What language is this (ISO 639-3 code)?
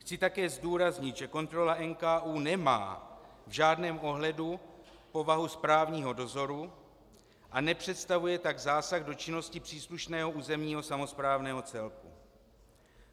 ces